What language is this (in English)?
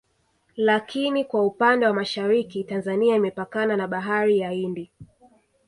Swahili